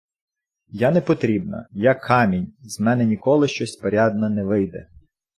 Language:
Ukrainian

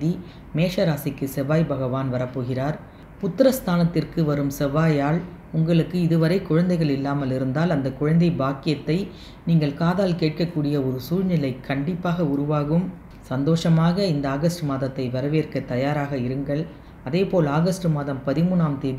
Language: Hindi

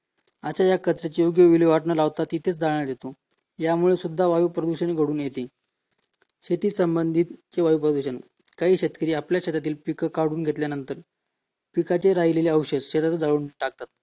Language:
Marathi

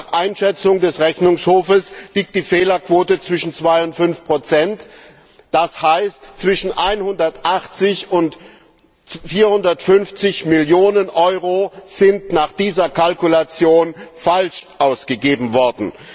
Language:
German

